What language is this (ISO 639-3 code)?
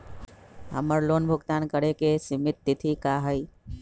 mag